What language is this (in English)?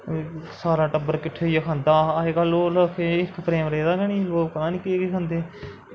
Dogri